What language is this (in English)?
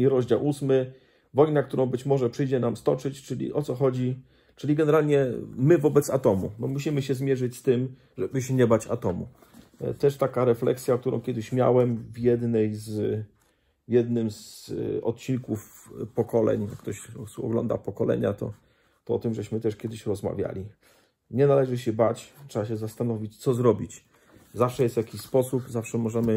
Polish